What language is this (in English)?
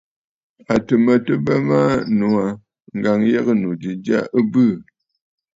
Bafut